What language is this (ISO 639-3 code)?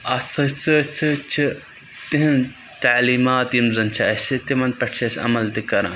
kas